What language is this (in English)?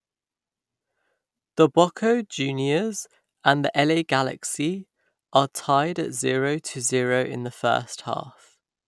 English